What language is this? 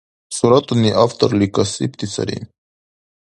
Dargwa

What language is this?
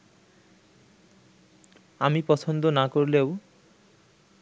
Bangla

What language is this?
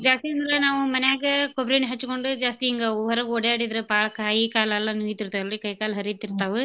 Kannada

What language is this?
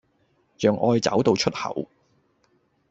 Cantonese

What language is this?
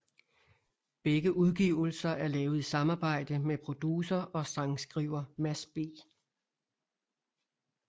Danish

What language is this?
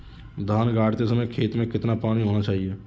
Hindi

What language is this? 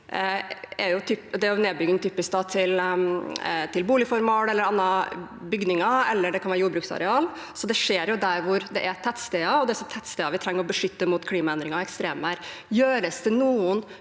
Norwegian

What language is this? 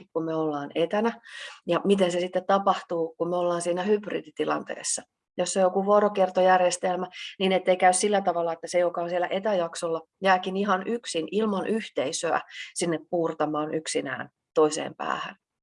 Finnish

